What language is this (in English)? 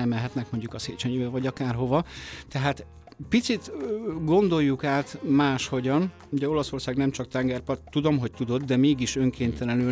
Hungarian